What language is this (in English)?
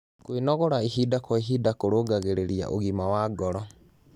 Kikuyu